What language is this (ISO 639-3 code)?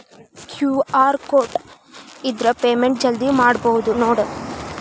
kan